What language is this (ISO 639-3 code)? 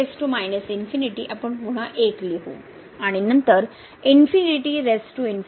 mar